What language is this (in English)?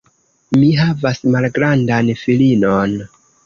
Esperanto